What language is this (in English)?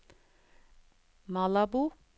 Norwegian